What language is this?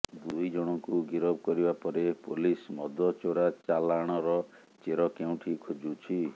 Odia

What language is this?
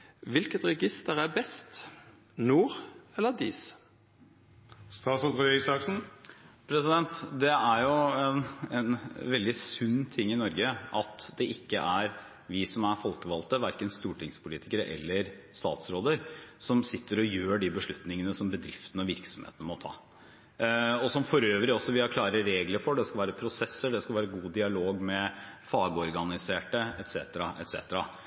Norwegian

